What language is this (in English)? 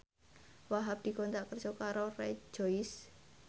Javanese